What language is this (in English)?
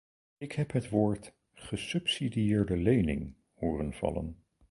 Dutch